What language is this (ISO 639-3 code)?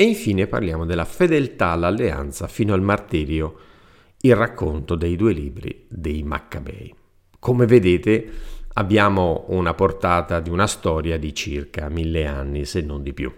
ita